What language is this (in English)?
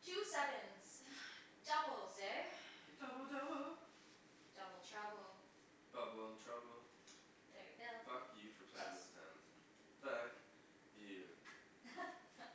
English